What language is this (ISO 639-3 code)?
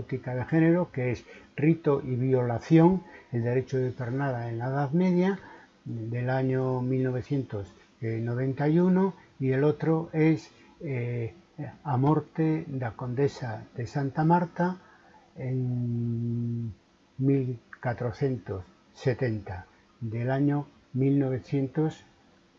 spa